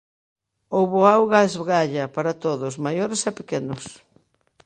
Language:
Galician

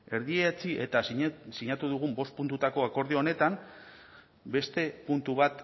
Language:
Basque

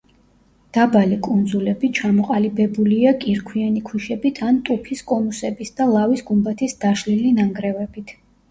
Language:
Georgian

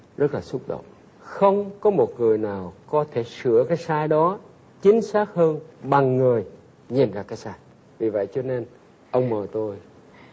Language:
Vietnamese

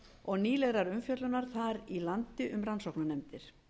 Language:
Icelandic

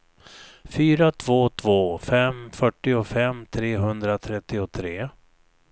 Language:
Swedish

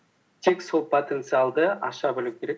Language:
Kazakh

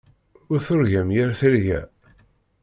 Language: Kabyle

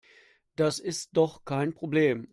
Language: German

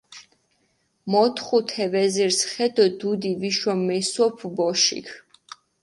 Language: Mingrelian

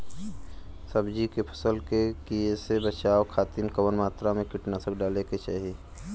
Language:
Bhojpuri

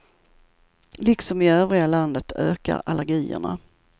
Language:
Swedish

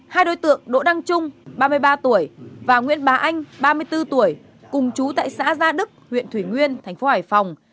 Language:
Vietnamese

